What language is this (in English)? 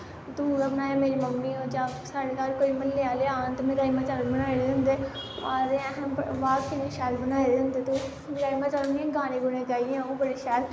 Dogri